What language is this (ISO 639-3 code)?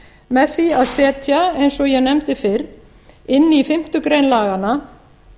isl